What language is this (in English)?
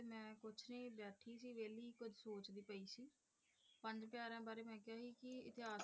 Punjabi